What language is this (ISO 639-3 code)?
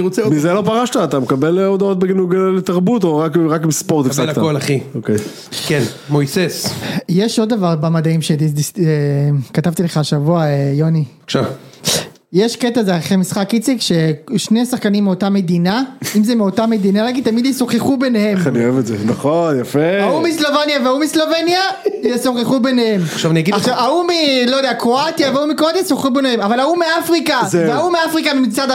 heb